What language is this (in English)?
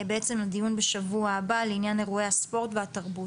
Hebrew